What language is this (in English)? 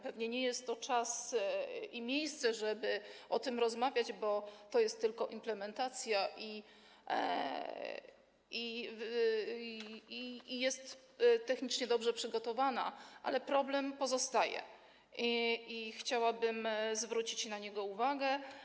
Polish